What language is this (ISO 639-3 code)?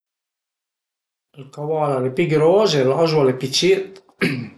pms